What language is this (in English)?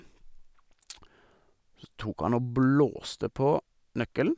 Norwegian